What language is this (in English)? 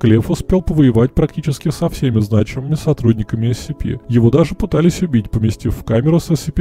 Russian